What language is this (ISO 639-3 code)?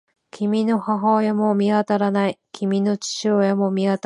jpn